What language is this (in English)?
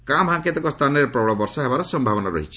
Odia